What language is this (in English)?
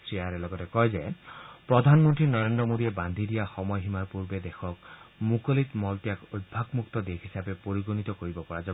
Assamese